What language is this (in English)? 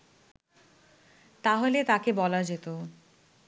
Bangla